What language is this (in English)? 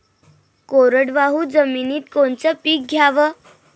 Marathi